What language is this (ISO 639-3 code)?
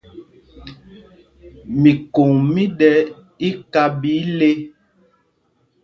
mgg